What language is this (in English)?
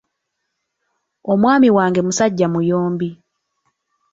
Ganda